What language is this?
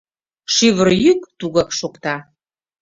Mari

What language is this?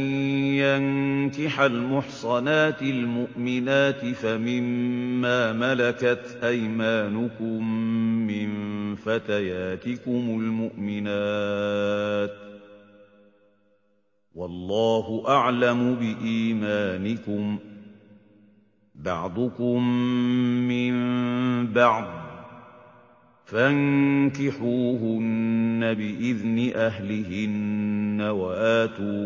Arabic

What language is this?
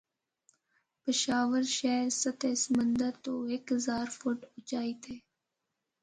Northern Hindko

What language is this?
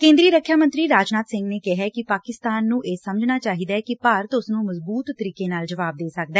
Punjabi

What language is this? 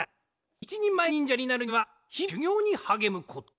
Japanese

